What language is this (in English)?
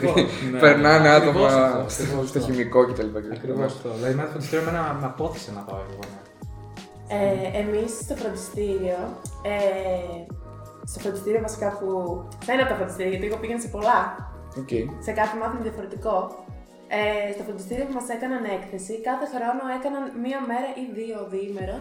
Greek